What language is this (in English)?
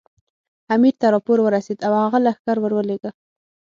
Pashto